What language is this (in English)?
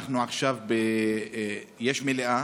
Hebrew